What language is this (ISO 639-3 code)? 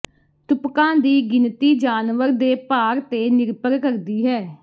pan